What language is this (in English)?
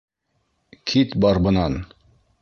Bashkir